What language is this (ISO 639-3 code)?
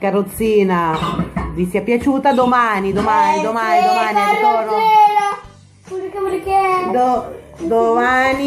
ita